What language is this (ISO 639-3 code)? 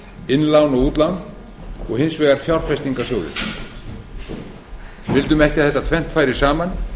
isl